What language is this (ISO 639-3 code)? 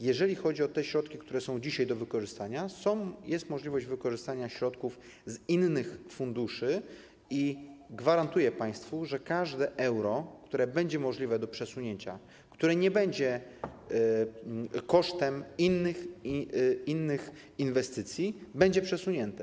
pol